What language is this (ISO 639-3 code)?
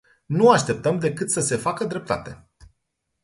ron